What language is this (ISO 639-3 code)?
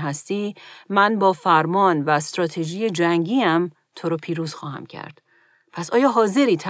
fas